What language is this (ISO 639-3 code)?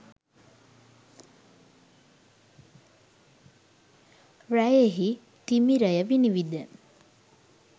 sin